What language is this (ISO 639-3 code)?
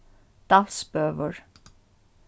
fao